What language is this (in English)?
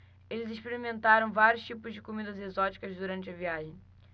Portuguese